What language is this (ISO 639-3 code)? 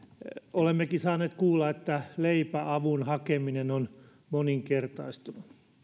fin